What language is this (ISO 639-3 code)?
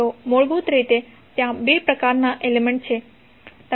guj